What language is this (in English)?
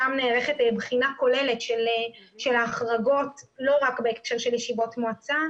Hebrew